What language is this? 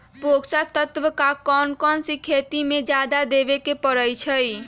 Magahi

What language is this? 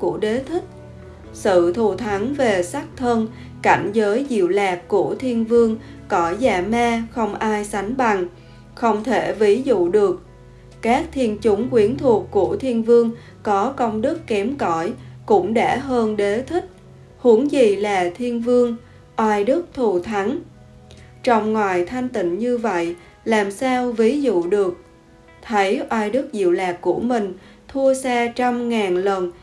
Vietnamese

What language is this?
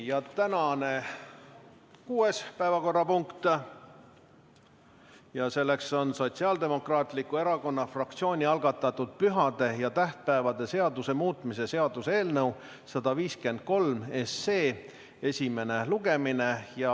Estonian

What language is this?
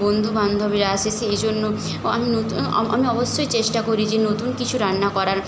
Bangla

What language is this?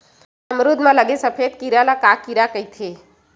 Chhattisgarhi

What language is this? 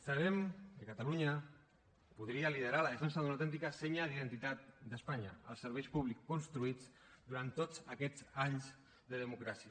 Catalan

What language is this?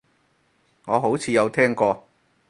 Cantonese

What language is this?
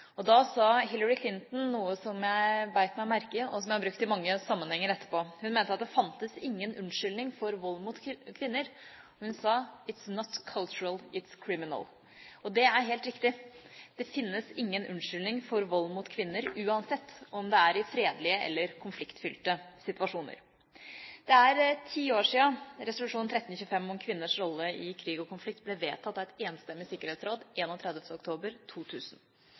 Norwegian Bokmål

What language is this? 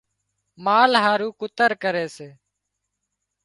Wadiyara Koli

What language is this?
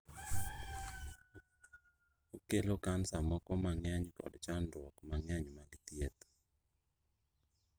Luo (Kenya and Tanzania)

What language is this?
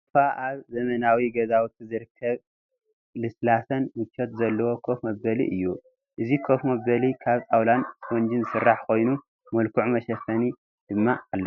Tigrinya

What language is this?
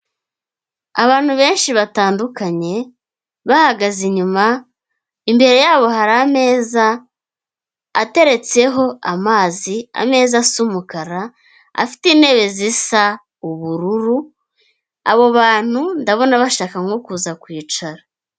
Kinyarwanda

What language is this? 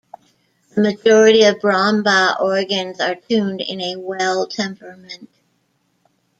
English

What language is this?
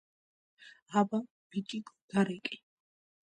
Georgian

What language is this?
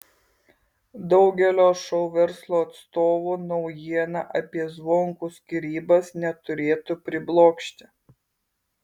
Lithuanian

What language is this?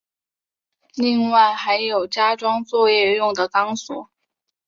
Chinese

